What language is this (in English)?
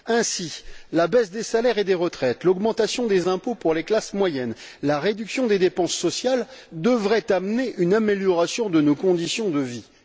French